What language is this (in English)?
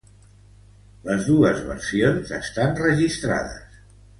Catalan